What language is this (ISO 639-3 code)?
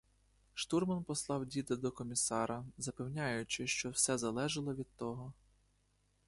ukr